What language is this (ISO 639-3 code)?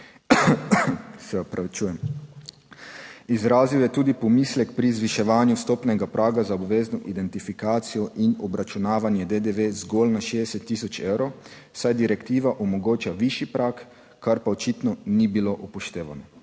slv